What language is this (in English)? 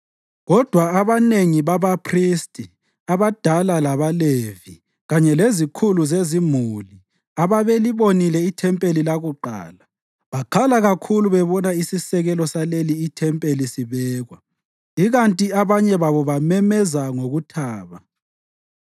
North Ndebele